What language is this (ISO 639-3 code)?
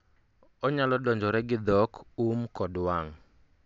luo